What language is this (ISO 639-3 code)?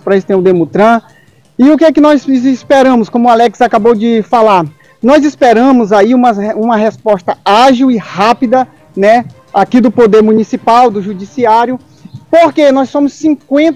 por